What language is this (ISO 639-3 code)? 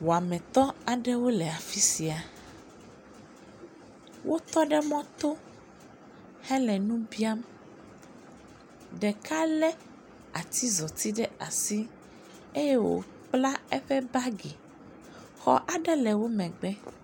ewe